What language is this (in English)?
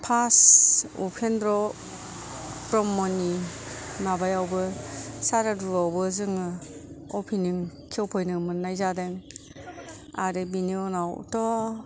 Bodo